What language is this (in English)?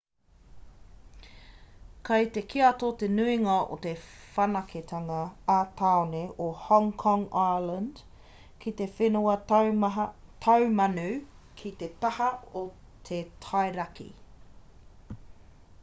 Māori